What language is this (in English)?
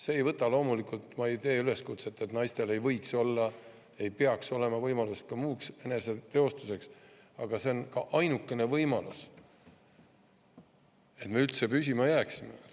Estonian